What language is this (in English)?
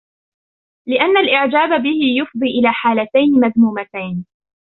Arabic